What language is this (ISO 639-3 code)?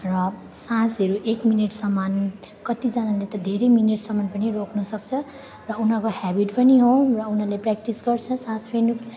nep